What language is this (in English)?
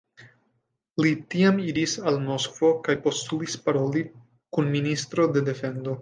Esperanto